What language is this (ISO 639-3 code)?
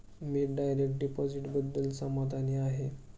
mar